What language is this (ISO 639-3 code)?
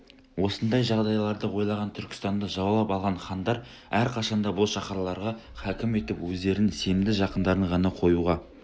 kaz